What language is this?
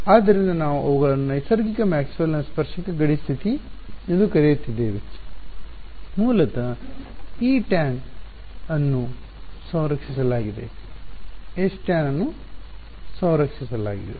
Kannada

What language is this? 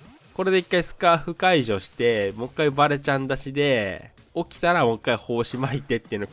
Japanese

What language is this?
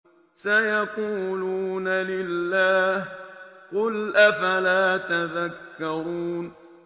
Arabic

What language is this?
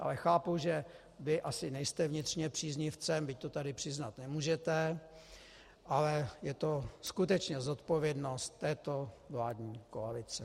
Czech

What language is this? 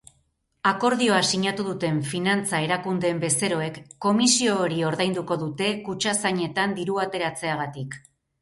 Basque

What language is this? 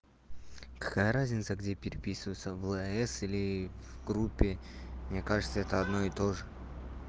Russian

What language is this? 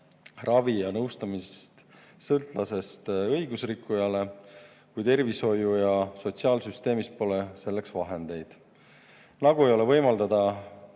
Estonian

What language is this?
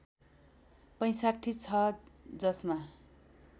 Nepali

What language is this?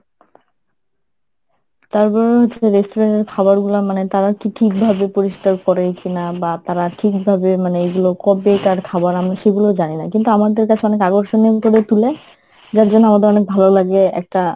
Bangla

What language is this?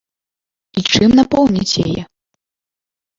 Belarusian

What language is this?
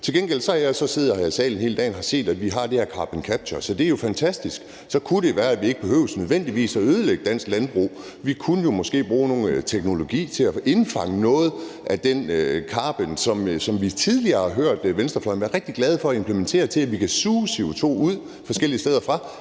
Danish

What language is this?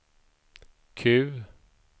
Swedish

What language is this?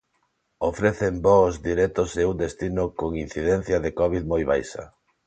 Galician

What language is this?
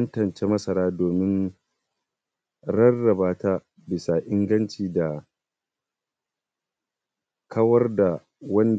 Hausa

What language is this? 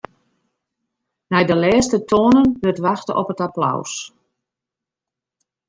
Western Frisian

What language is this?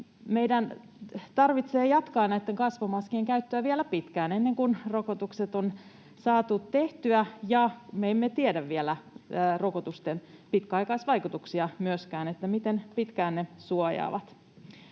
Finnish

